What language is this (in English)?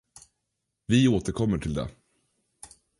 Swedish